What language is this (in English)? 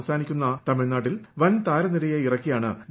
Malayalam